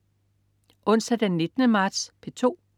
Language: Danish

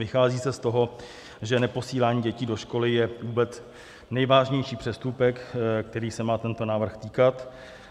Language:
Czech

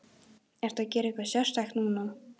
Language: Icelandic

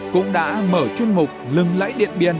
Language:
Vietnamese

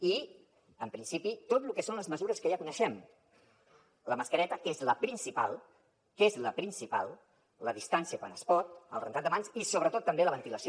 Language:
Catalan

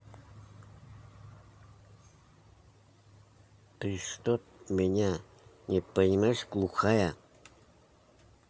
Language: Russian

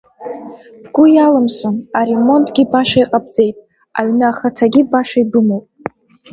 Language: Abkhazian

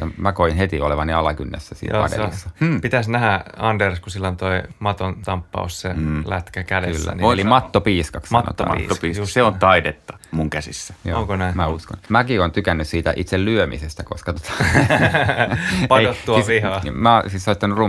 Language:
Finnish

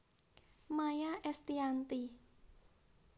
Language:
Javanese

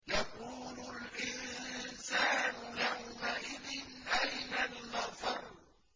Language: Arabic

